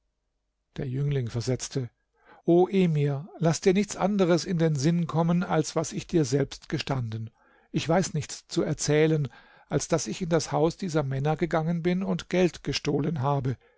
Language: German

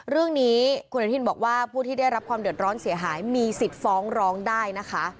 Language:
Thai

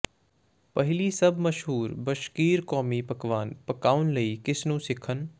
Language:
Punjabi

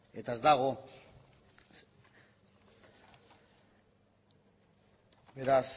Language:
Basque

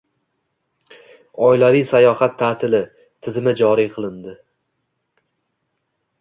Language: Uzbek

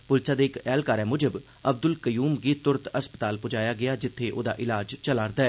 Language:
Dogri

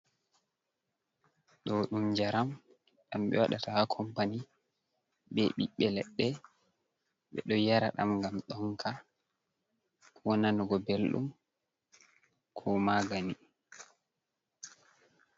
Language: Fula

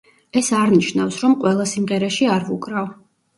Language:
Georgian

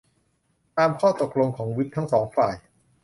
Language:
Thai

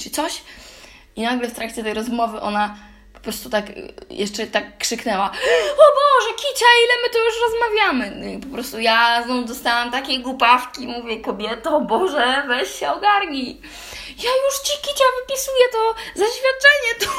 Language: Polish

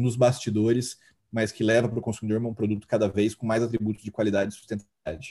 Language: Portuguese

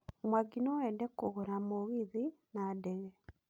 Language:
Kikuyu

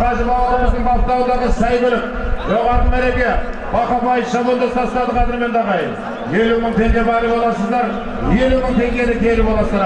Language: Turkish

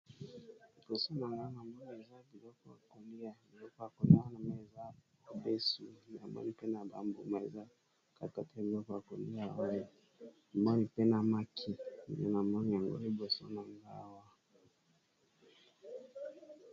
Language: Lingala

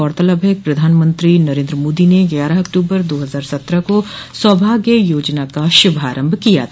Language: Hindi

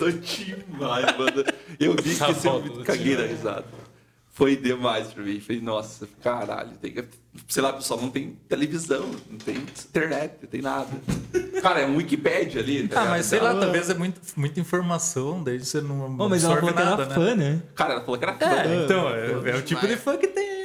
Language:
Portuguese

